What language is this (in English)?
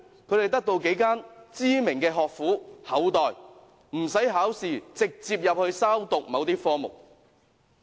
Cantonese